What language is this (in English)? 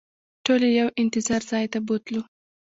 Pashto